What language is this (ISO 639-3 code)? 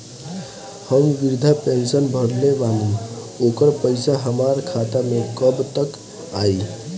bho